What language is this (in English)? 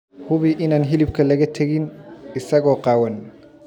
Somali